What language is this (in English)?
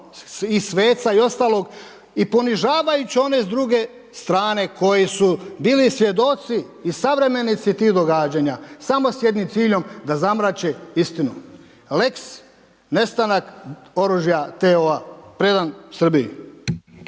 Croatian